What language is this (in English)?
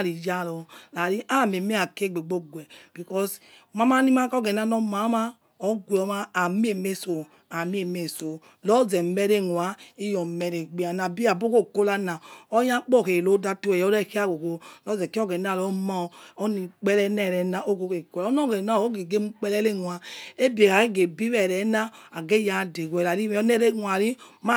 Yekhee